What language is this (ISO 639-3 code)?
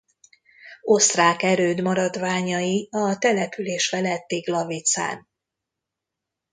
hun